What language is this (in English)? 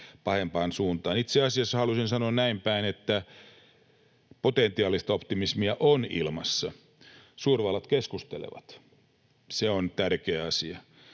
Finnish